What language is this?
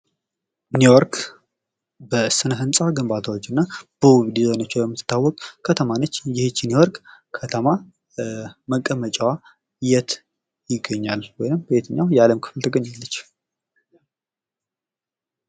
Amharic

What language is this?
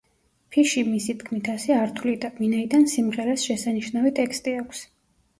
Georgian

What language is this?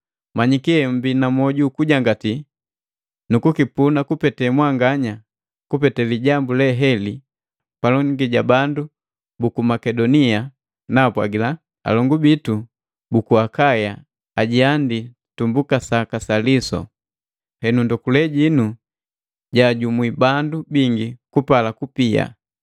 Matengo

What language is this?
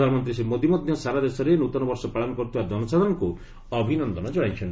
Odia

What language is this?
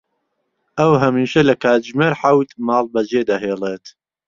Central Kurdish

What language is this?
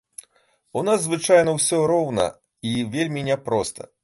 Belarusian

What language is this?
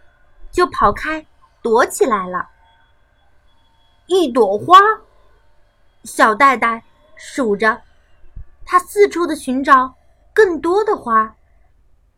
Chinese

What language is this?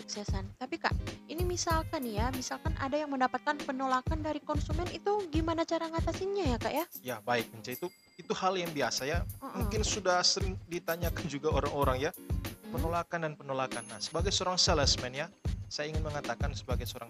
Indonesian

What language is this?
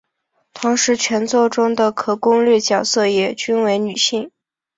Chinese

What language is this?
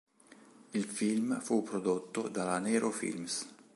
Italian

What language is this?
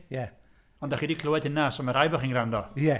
Welsh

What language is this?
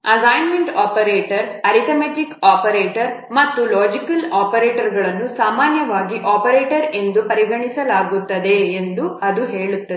Kannada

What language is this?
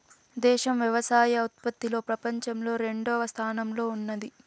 Telugu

